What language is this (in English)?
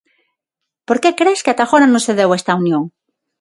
Galician